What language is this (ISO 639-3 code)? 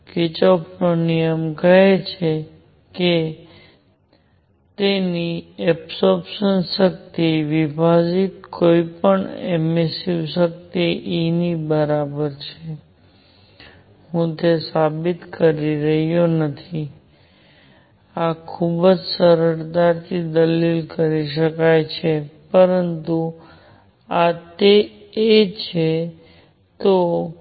guj